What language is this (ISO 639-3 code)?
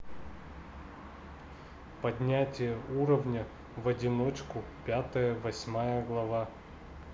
rus